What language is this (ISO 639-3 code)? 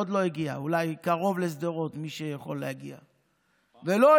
heb